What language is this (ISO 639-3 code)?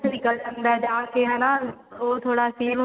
pan